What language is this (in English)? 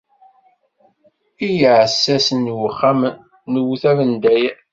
Kabyle